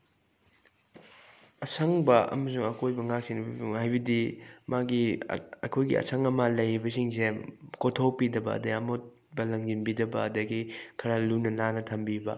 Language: Manipuri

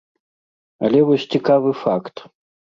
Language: Belarusian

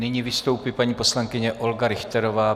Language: Czech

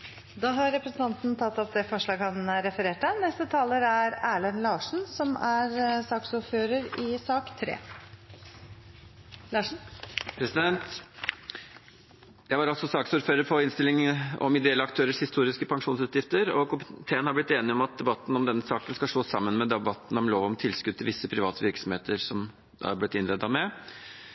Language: Norwegian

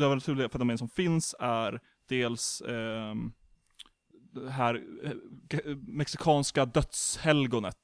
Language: Swedish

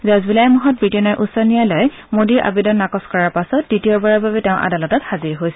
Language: Assamese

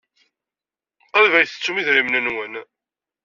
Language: Kabyle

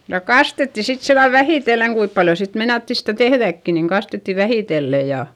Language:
Finnish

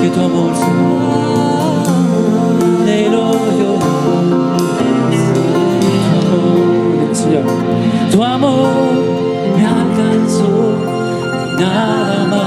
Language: Romanian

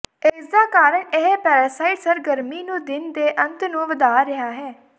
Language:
Punjabi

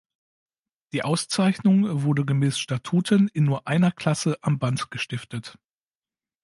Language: German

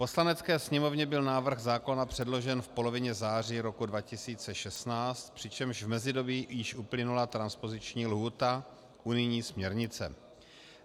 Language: Czech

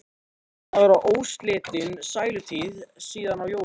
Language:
Icelandic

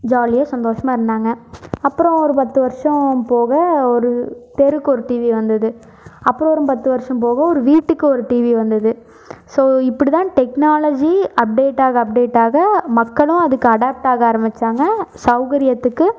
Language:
Tamil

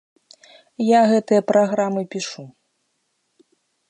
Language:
Belarusian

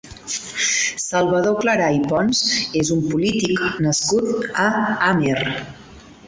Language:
Catalan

